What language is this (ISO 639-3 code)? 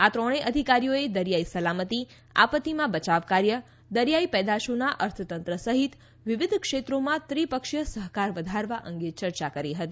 guj